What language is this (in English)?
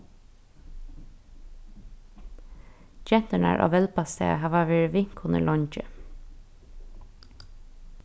Faroese